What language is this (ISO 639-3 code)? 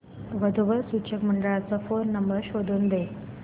mar